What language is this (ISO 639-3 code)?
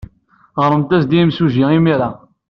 kab